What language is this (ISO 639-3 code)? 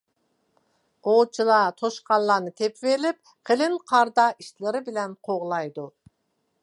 uig